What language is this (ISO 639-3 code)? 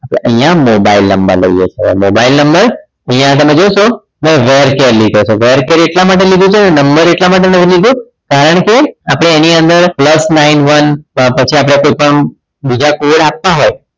guj